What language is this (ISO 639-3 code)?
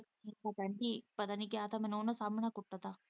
pan